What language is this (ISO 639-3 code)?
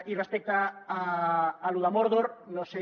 cat